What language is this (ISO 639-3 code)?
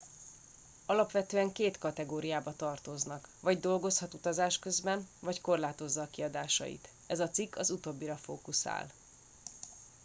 hun